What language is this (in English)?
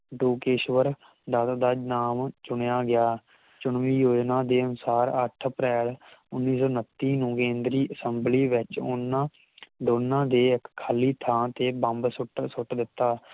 Punjabi